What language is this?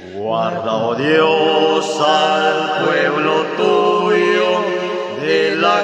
Romanian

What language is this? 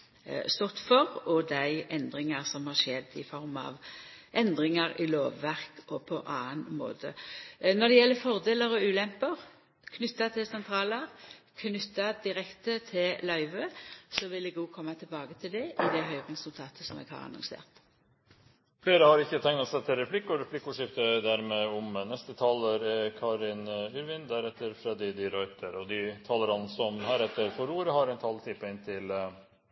Norwegian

